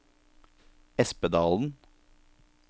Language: Norwegian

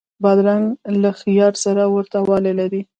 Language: Pashto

